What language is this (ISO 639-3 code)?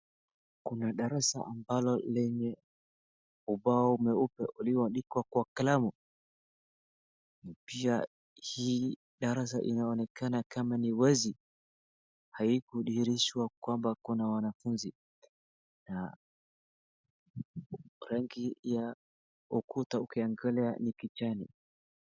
swa